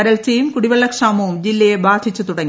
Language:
Malayalam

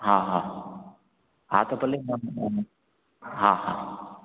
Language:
Sindhi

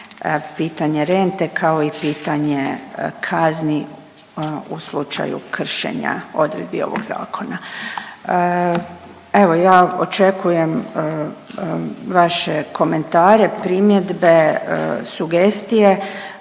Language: Croatian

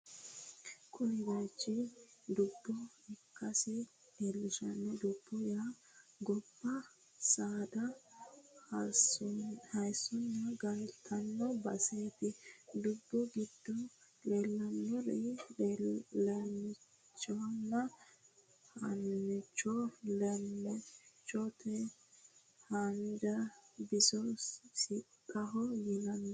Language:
Sidamo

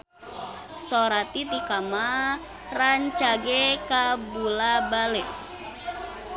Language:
Sundanese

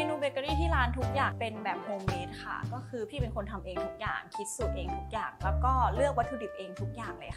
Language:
Thai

